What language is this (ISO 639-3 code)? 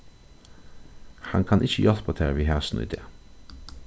fao